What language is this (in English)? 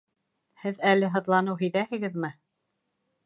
Bashkir